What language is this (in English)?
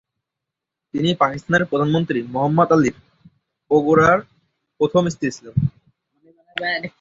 Bangla